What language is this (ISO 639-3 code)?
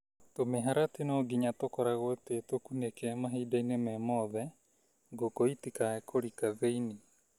kik